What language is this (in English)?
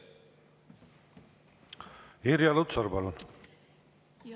Estonian